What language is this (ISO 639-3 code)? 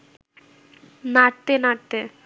ben